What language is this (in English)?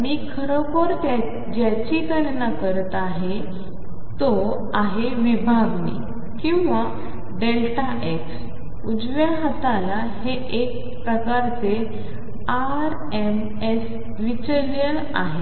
Marathi